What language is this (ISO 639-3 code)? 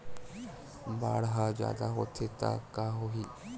hne